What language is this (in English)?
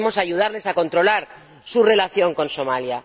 Spanish